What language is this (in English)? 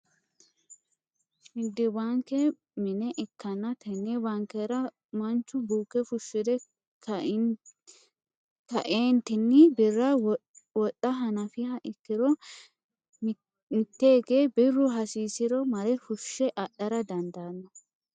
Sidamo